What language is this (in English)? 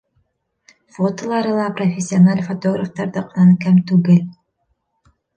Bashkir